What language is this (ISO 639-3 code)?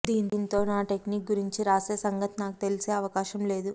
tel